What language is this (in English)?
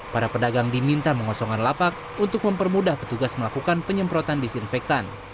Indonesian